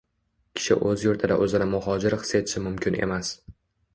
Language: Uzbek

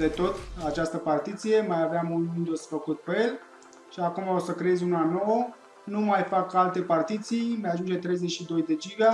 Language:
Romanian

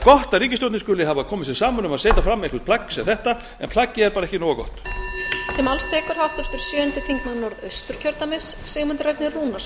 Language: Icelandic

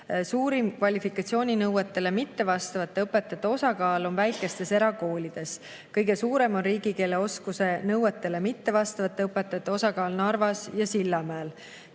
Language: Estonian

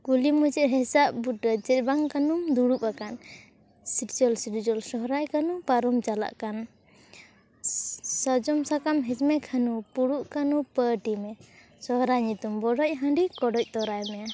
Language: Santali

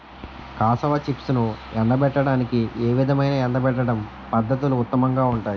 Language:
Telugu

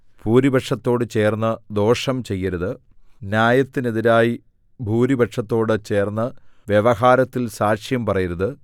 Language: Malayalam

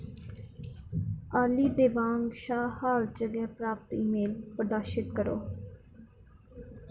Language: Dogri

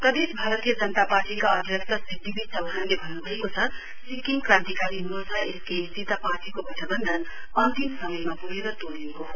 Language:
Nepali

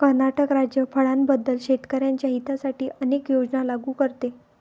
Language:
Marathi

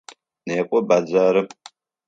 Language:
Adyghe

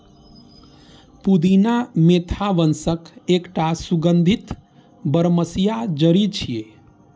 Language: Maithili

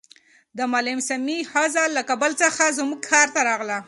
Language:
Pashto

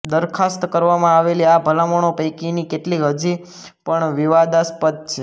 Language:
Gujarati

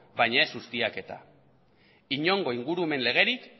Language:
Basque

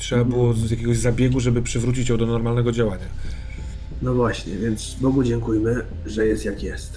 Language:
Polish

